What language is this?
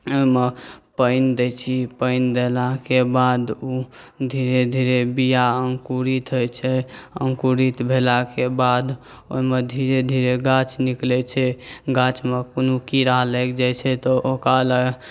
Maithili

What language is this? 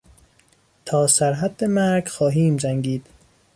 Persian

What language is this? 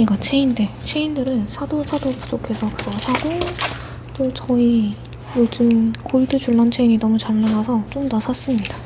Korean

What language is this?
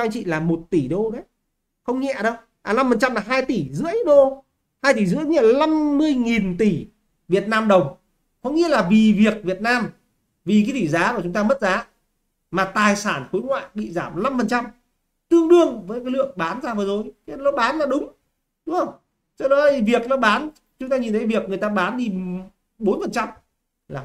Vietnamese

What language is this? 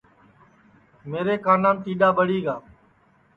Sansi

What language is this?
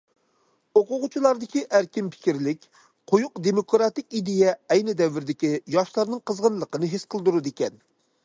Uyghur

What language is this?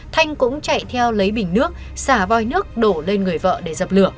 Vietnamese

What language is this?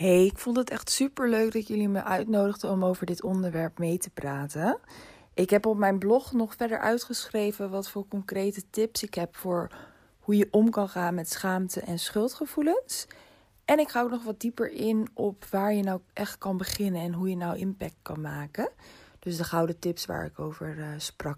Dutch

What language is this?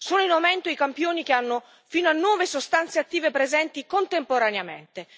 Italian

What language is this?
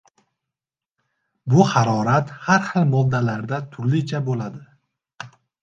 Uzbek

